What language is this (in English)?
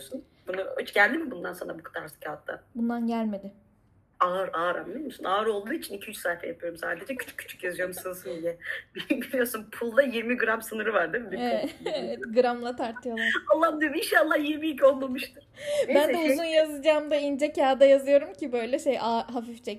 Turkish